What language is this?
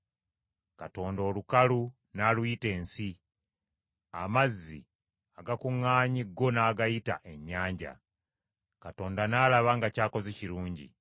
Ganda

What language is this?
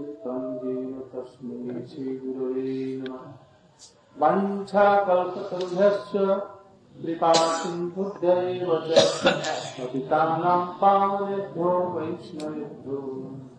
Hindi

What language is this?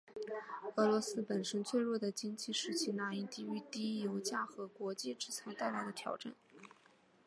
Chinese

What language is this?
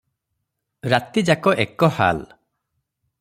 Odia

